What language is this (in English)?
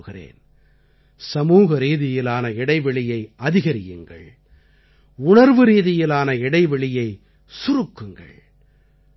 Tamil